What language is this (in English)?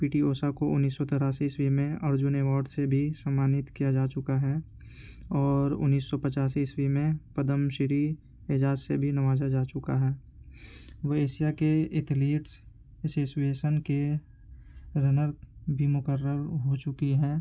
Urdu